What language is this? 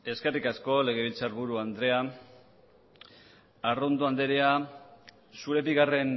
Basque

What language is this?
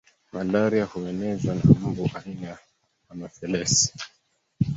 Swahili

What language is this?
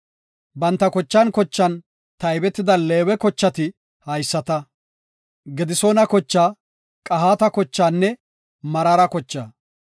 Gofa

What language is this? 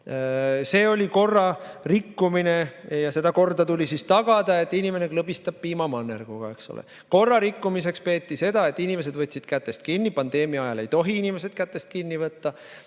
Estonian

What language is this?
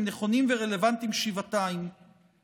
Hebrew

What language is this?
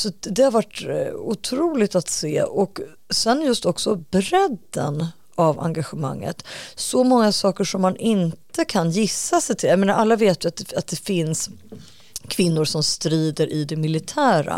Swedish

